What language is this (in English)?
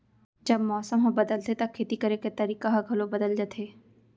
Chhattisgarhi